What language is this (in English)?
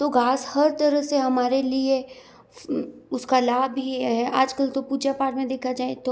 Hindi